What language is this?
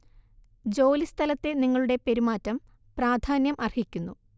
Malayalam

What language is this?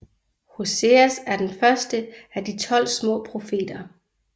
Danish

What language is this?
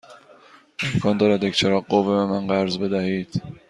Persian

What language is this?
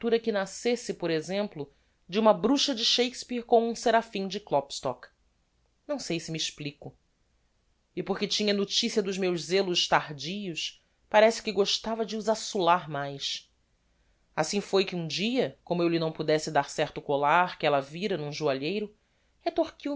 Portuguese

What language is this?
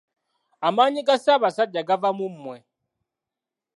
Ganda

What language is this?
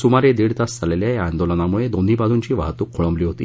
Marathi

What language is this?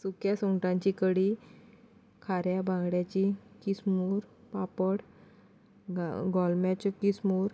Konkani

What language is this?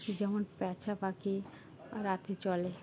Bangla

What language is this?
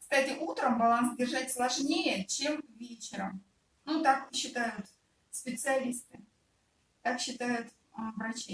Russian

